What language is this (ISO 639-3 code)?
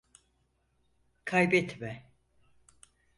tur